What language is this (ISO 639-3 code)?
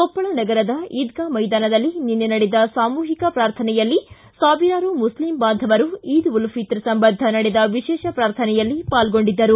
kan